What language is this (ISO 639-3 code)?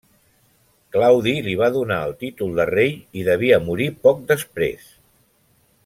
cat